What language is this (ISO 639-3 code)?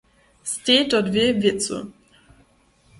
hsb